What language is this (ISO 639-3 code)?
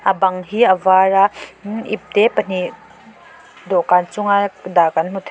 lus